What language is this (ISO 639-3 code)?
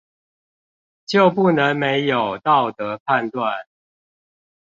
zho